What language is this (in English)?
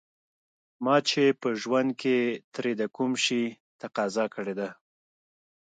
Pashto